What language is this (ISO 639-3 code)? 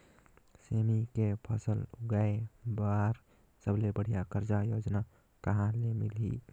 hne